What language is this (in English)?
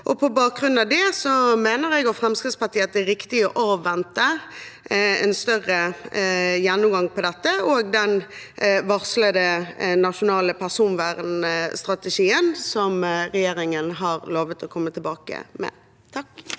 Norwegian